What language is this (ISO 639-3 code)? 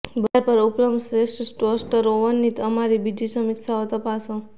guj